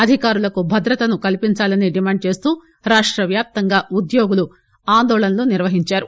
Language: Telugu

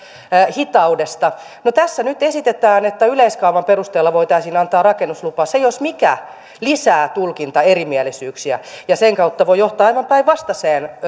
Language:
Finnish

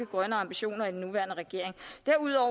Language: Danish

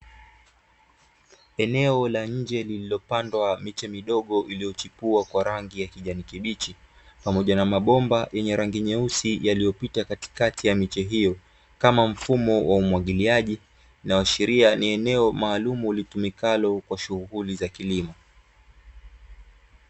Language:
Swahili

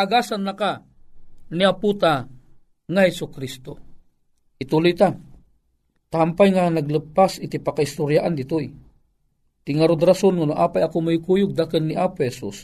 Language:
Filipino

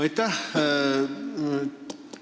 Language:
Estonian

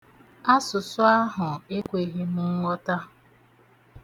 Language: Igbo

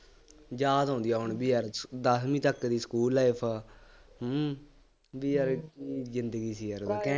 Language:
Punjabi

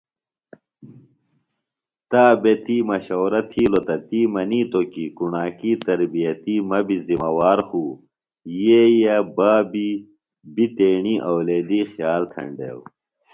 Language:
Phalura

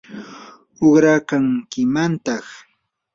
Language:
Yanahuanca Pasco Quechua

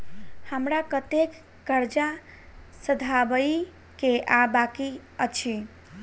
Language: Maithili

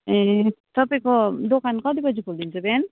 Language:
Nepali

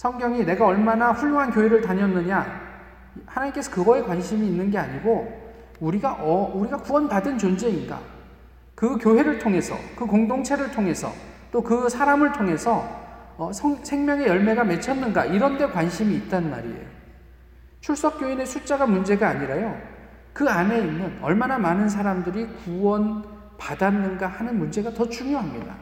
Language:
Korean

